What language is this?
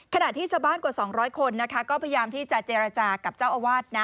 Thai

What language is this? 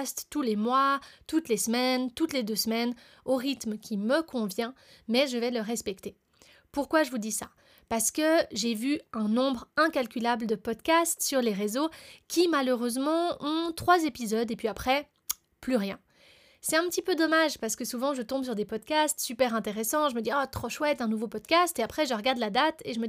French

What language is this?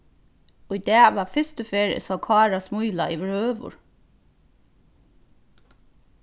Faroese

